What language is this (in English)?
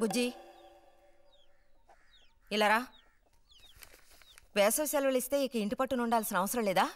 Hindi